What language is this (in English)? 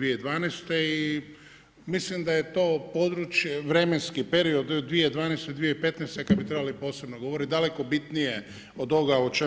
Croatian